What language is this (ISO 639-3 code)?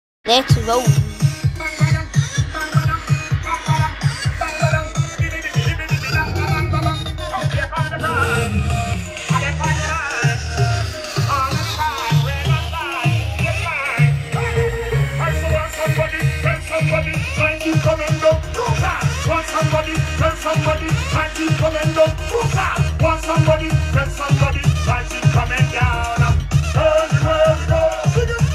pol